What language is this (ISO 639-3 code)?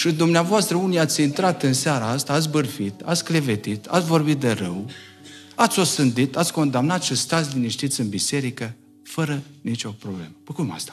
ron